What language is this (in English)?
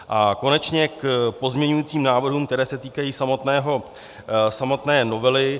Czech